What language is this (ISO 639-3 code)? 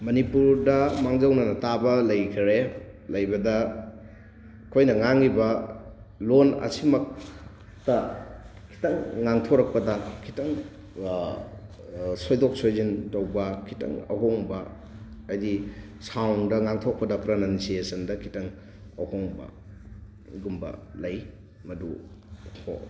mni